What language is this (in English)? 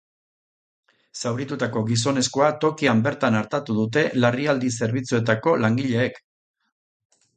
Basque